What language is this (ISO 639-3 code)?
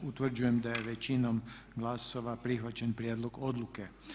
hrv